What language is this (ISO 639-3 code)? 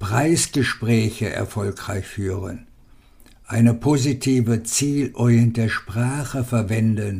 deu